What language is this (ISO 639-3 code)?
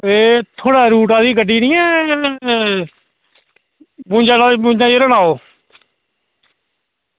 doi